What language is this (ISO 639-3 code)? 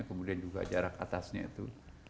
ind